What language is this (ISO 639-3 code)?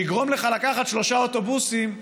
heb